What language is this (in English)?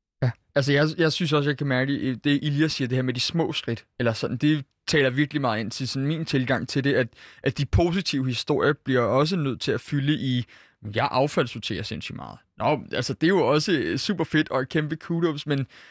Danish